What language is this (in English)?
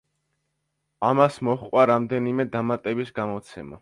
Georgian